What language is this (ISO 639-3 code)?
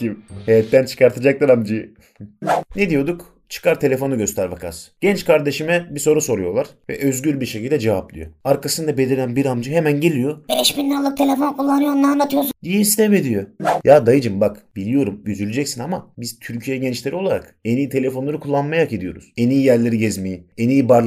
tur